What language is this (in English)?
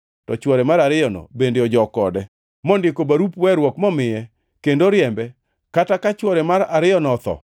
Luo (Kenya and Tanzania)